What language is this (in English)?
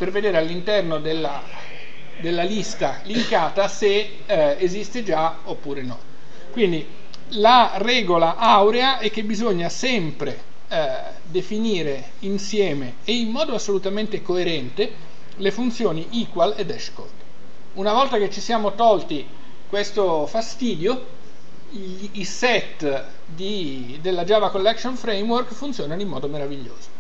Italian